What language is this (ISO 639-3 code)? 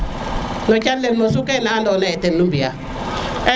srr